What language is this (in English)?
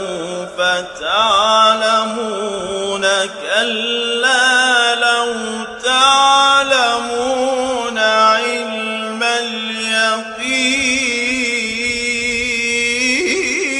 Arabic